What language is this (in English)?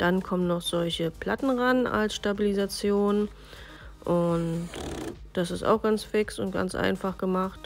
German